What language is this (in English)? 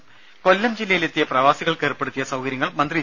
Malayalam